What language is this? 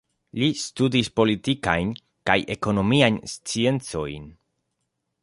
Esperanto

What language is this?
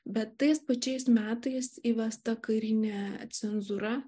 Lithuanian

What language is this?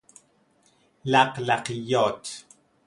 Persian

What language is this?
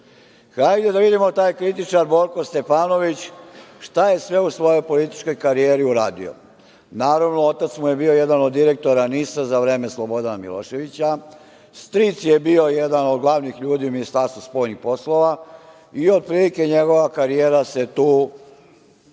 Serbian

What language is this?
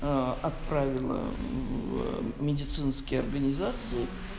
Russian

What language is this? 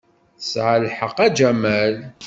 Kabyle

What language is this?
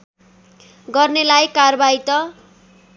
Nepali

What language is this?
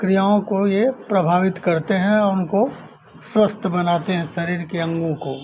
Hindi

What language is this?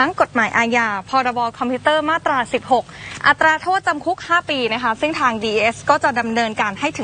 Thai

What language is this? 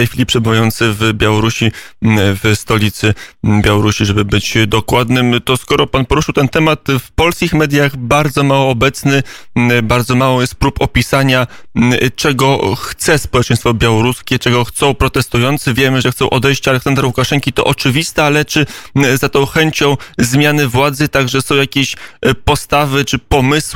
Polish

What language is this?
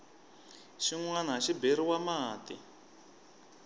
Tsonga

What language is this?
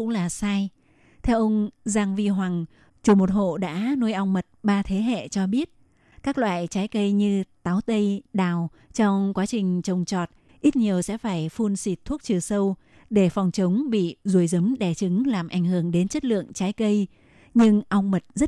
Vietnamese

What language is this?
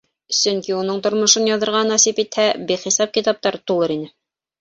Bashkir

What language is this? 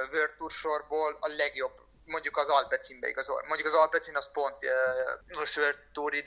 Hungarian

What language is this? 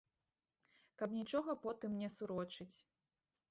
Belarusian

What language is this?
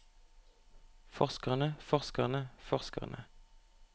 Norwegian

